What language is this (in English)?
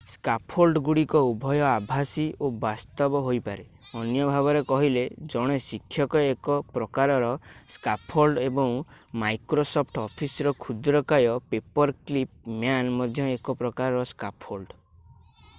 Odia